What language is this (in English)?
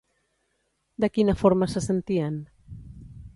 Catalan